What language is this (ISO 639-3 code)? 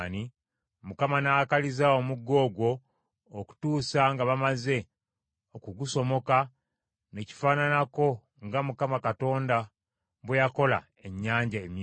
lug